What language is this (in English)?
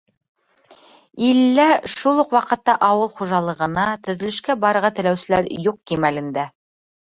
Bashkir